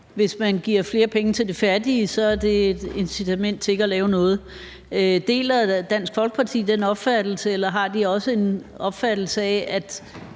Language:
Danish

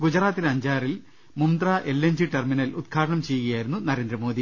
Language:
Malayalam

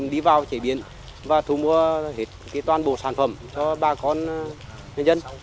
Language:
Vietnamese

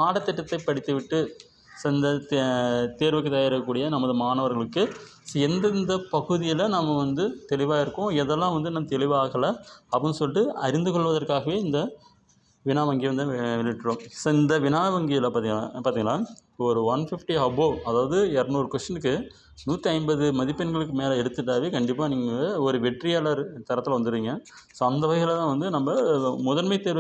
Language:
Tamil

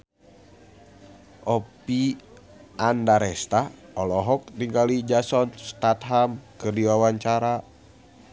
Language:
Sundanese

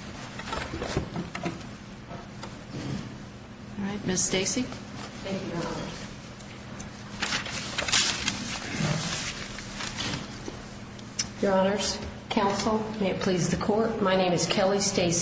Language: English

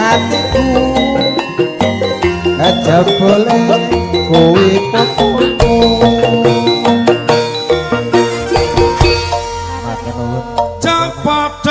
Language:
Indonesian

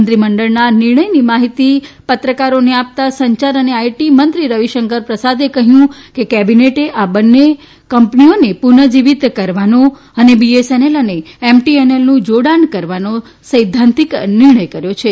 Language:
Gujarati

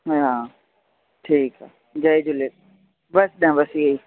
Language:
Sindhi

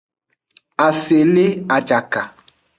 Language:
Aja (Benin)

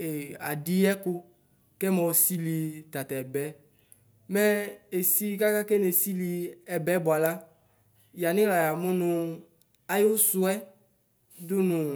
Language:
Ikposo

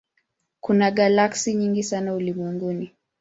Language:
Swahili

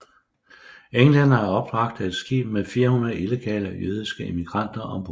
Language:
Danish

